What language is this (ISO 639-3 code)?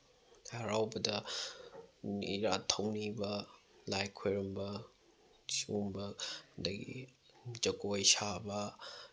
mni